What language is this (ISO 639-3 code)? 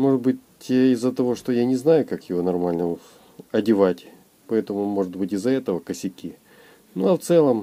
rus